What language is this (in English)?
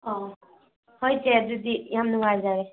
Manipuri